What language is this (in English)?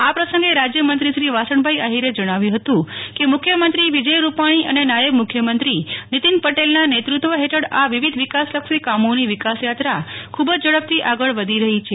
Gujarati